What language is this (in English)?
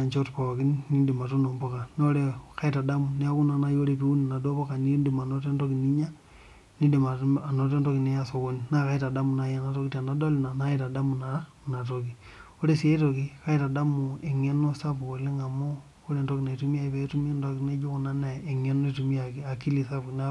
Masai